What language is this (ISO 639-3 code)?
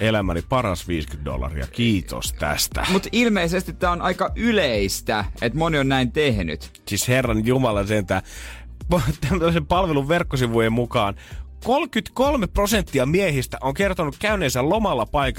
fin